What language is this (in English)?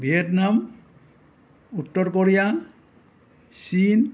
Assamese